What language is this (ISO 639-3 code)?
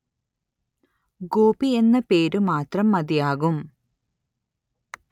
mal